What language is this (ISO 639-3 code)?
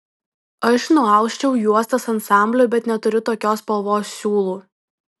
lit